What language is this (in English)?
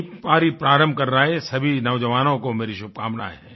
Hindi